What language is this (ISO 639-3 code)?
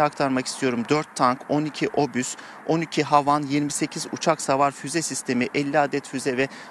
tur